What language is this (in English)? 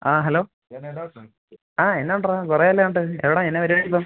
Malayalam